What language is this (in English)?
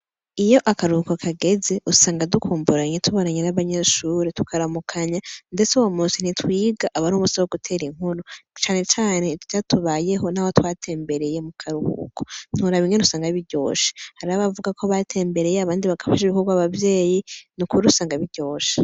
Rundi